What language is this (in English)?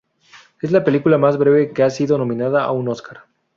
Spanish